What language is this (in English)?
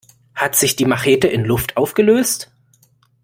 German